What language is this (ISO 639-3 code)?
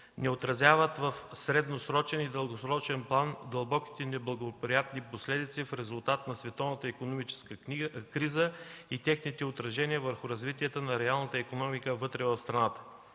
bul